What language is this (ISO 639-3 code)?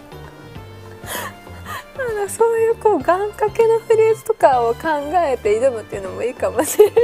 jpn